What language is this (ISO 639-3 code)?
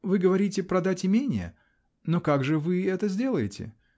rus